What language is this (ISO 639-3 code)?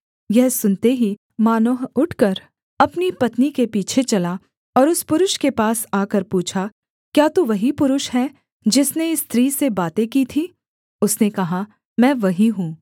hin